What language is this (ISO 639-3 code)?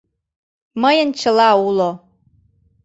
chm